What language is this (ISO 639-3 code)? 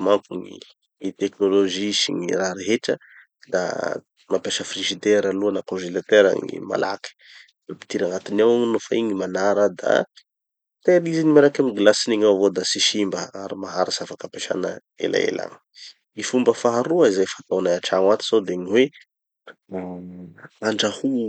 txy